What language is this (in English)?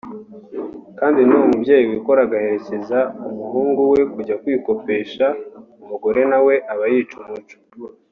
Kinyarwanda